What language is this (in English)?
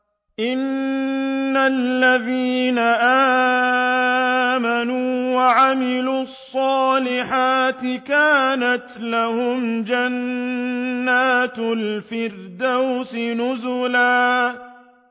Arabic